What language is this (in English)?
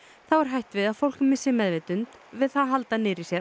Icelandic